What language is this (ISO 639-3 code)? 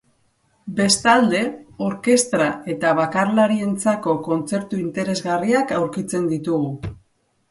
eus